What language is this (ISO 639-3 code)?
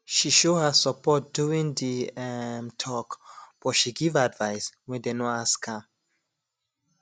pcm